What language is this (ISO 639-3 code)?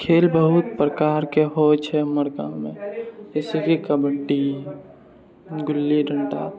mai